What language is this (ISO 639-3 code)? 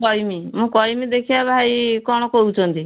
ori